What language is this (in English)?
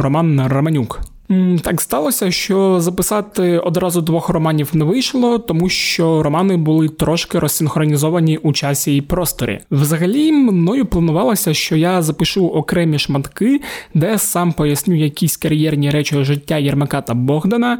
Ukrainian